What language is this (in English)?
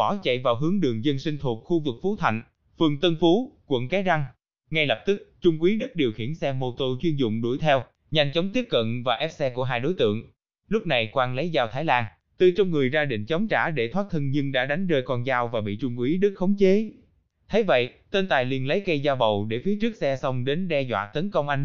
Vietnamese